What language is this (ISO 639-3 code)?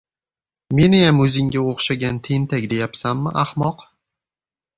uzb